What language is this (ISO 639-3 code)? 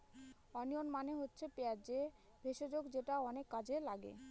ben